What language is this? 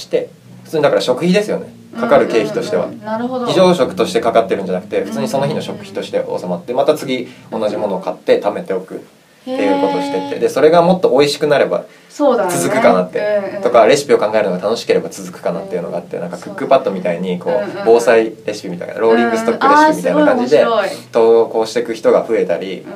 Japanese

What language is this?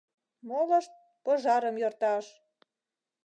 Mari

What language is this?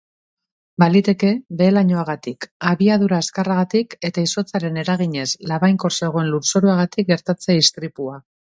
Basque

